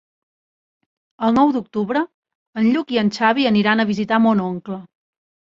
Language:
Catalan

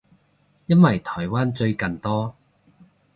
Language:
Cantonese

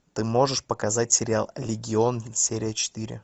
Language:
Russian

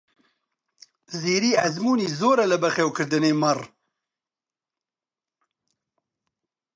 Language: Central Kurdish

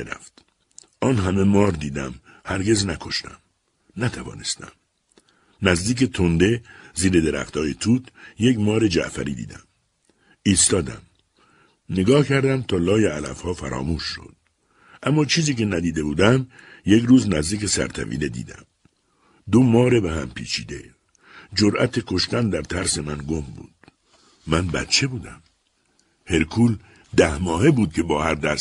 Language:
Persian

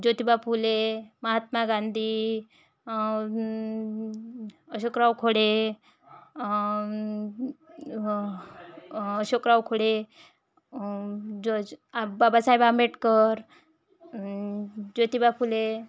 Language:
Marathi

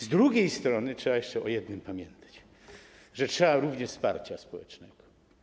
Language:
Polish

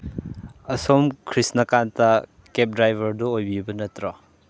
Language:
Manipuri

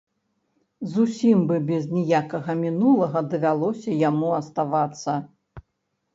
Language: Belarusian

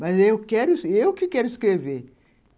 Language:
Portuguese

